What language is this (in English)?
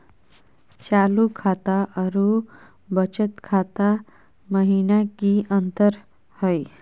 Magahi